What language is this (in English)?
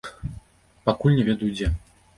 Belarusian